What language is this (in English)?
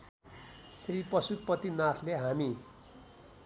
Nepali